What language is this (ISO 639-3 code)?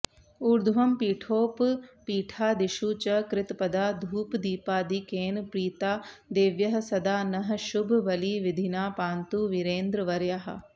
san